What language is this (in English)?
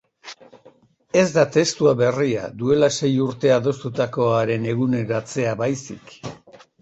Basque